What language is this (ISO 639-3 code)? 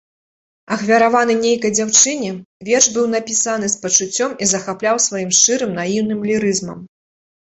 bel